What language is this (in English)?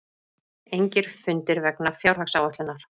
Icelandic